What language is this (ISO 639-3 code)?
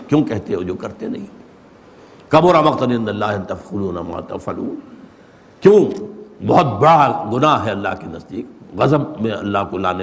urd